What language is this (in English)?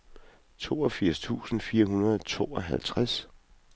Danish